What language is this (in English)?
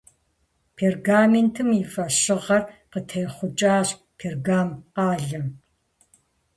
Kabardian